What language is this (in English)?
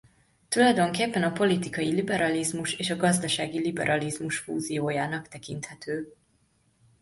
Hungarian